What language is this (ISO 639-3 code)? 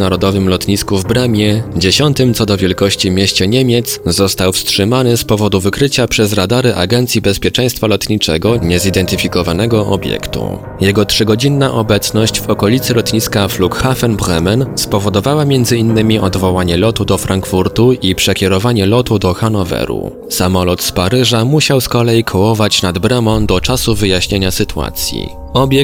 pol